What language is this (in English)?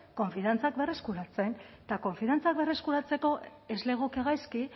Basque